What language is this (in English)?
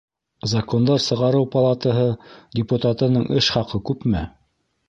Bashkir